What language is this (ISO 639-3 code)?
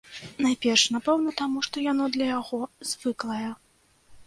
bel